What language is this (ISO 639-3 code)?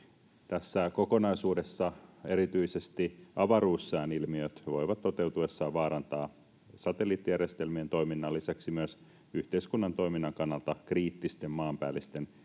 fin